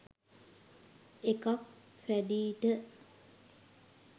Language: Sinhala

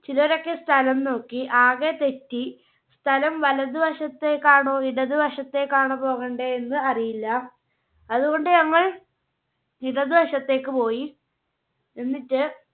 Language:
Malayalam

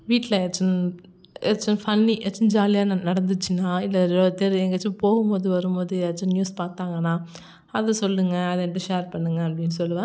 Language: Tamil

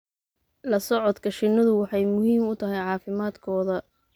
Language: Somali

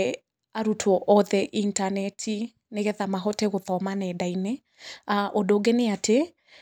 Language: Kikuyu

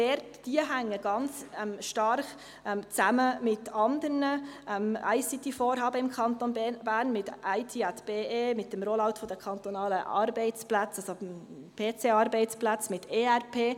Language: Swiss German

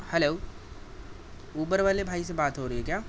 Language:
Urdu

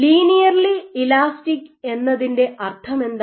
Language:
Malayalam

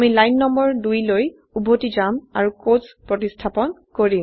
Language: Assamese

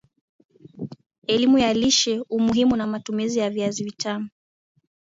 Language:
Swahili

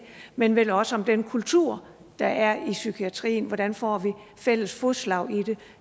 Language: Danish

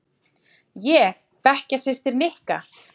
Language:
Icelandic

